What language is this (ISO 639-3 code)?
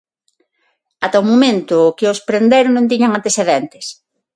glg